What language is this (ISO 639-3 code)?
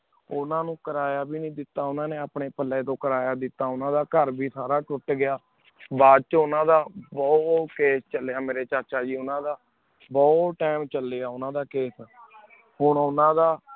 pan